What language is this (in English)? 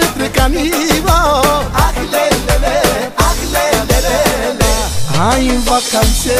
Romanian